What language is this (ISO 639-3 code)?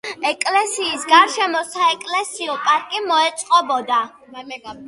kat